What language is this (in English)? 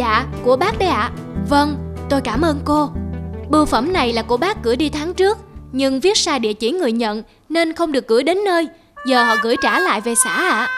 Vietnamese